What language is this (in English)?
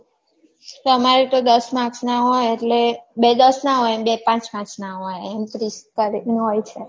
Gujarati